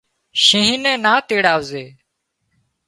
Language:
Wadiyara Koli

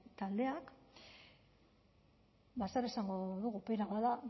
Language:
Basque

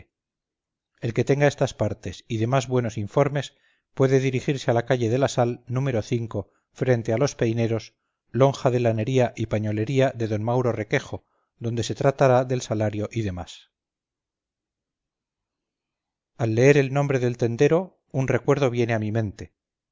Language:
Spanish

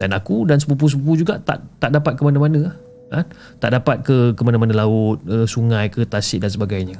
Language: Malay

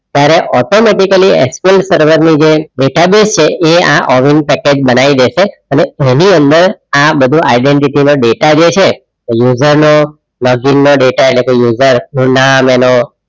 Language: Gujarati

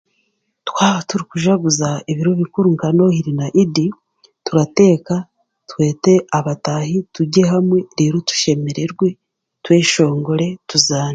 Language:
Chiga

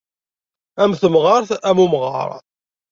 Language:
Kabyle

